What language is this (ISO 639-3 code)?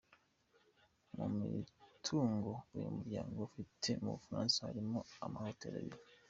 kin